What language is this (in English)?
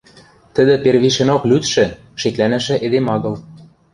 Western Mari